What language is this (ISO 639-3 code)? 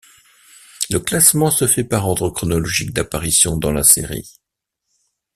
fra